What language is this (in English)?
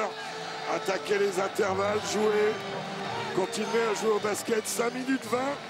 French